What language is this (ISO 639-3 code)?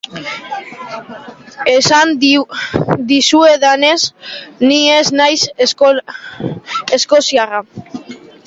eus